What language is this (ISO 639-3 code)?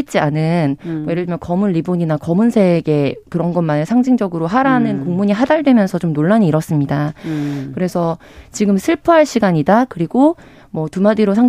kor